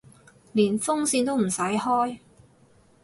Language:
Cantonese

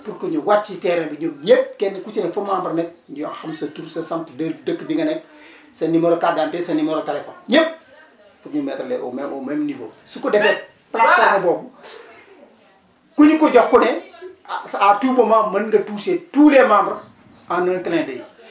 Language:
Wolof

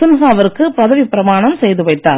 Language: Tamil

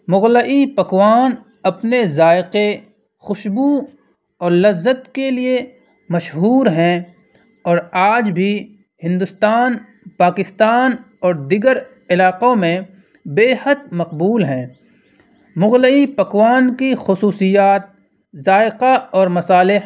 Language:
Urdu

